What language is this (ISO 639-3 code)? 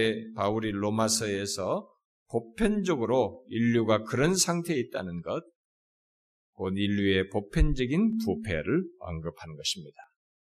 kor